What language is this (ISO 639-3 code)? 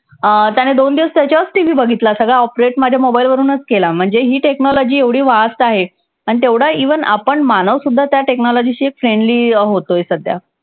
mar